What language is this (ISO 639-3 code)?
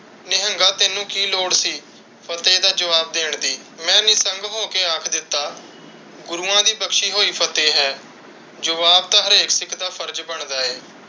pan